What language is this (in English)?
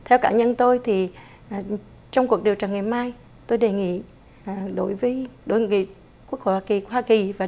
Vietnamese